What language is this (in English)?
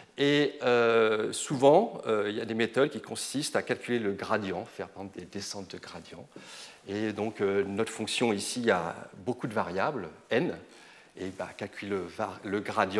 French